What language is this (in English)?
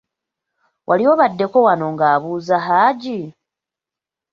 Ganda